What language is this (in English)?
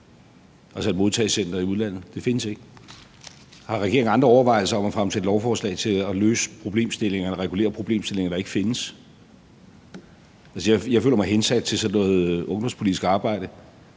Danish